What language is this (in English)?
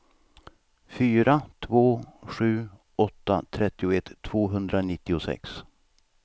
Swedish